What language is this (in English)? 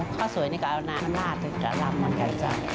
Thai